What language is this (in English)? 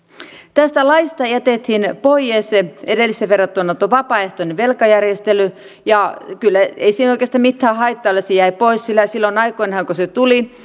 Finnish